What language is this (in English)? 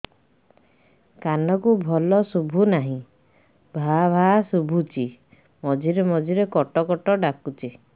Odia